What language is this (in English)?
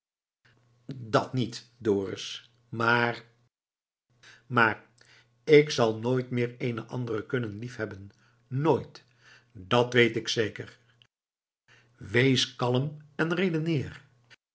Dutch